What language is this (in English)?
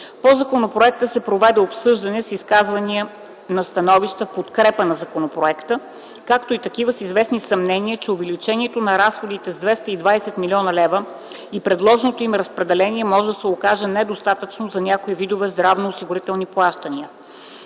Bulgarian